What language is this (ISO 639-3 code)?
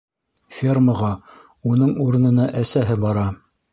bak